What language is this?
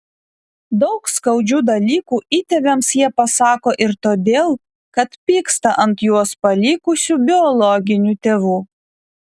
Lithuanian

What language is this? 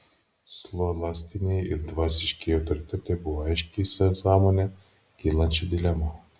Lithuanian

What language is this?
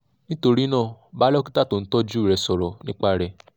Yoruba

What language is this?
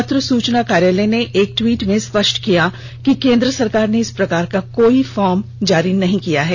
Hindi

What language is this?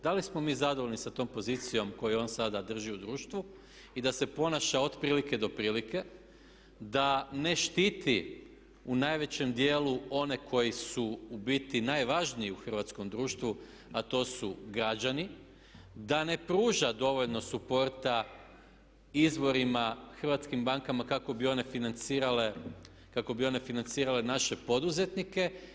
Croatian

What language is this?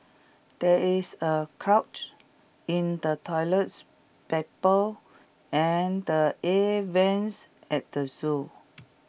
English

